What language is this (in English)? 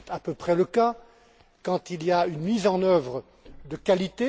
French